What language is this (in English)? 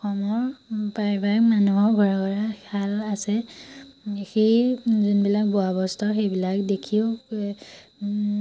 Assamese